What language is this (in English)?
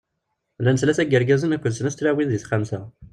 Kabyle